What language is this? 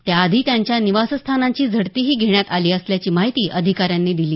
Marathi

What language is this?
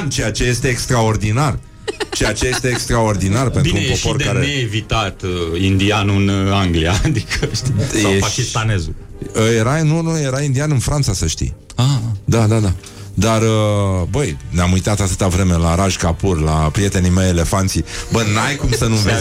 Romanian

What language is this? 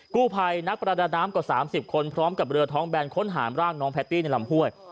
Thai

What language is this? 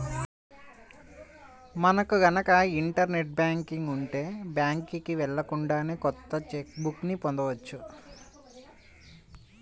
Telugu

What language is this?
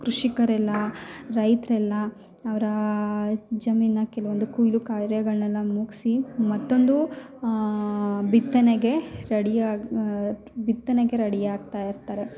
Kannada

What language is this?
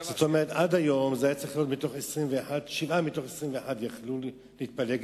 Hebrew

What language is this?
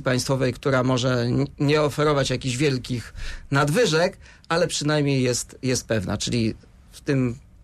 Polish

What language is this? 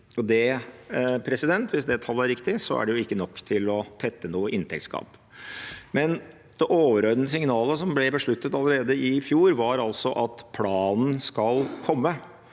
Norwegian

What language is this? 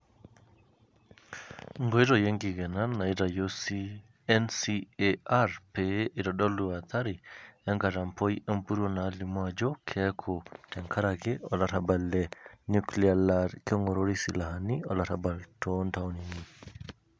Masai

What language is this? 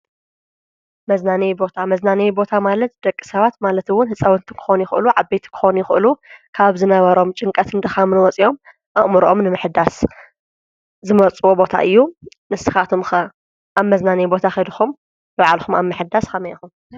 Tigrinya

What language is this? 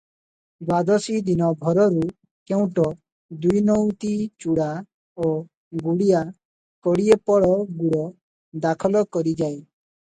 Odia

